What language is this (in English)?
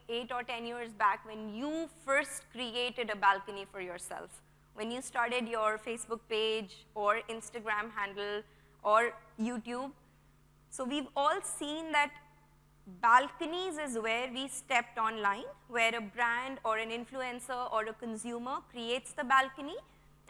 English